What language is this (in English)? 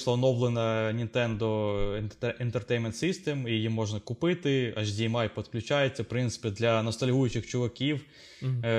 Ukrainian